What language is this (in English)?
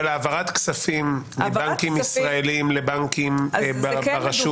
Hebrew